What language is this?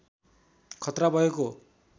Nepali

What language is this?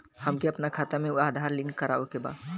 Bhojpuri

